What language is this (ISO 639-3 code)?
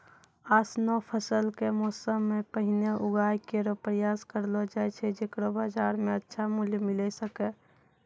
mai